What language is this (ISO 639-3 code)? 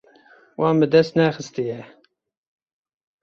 kur